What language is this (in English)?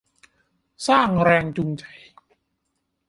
Thai